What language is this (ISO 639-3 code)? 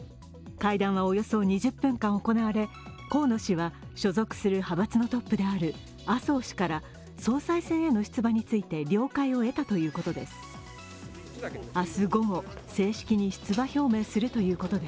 jpn